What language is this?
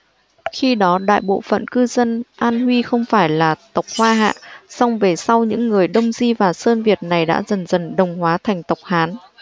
Vietnamese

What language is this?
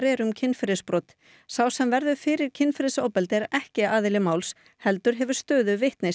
Icelandic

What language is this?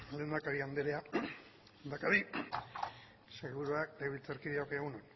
Basque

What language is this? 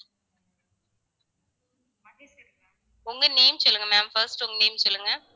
Tamil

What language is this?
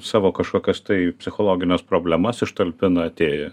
Lithuanian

